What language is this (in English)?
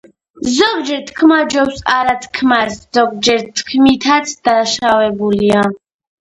Georgian